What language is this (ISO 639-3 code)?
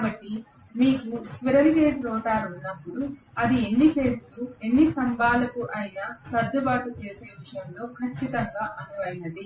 tel